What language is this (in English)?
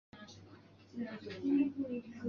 Chinese